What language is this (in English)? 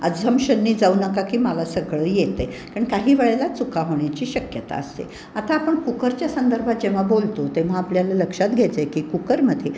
Marathi